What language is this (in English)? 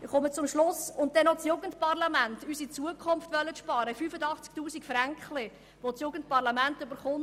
Swiss German